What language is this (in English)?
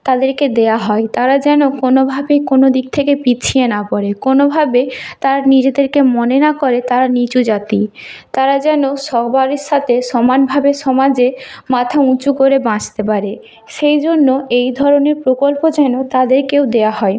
Bangla